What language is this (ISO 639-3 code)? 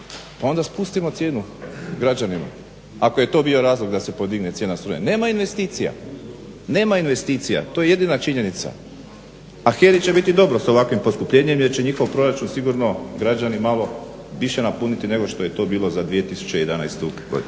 hrv